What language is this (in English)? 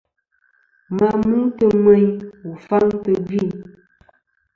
Kom